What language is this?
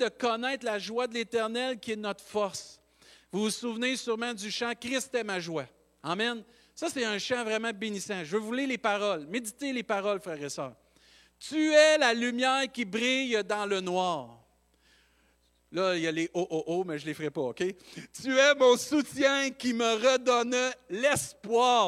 French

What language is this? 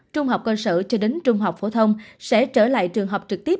Vietnamese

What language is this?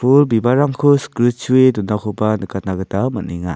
Garo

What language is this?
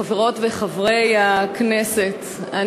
Hebrew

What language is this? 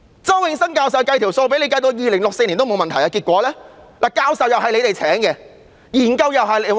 Cantonese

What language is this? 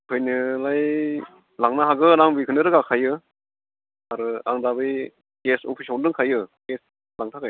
Bodo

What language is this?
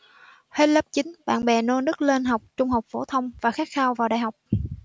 Vietnamese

